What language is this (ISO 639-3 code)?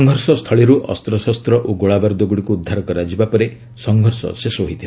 ori